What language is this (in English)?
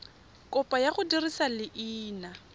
Tswana